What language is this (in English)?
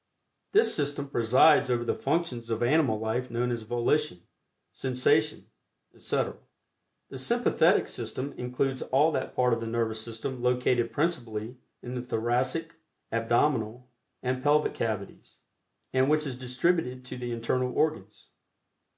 English